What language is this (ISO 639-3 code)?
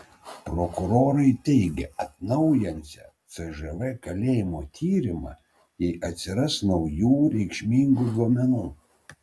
lit